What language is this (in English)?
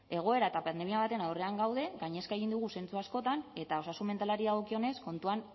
Basque